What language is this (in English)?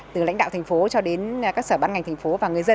Vietnamese